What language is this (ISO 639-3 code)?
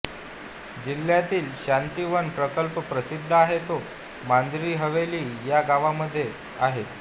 mar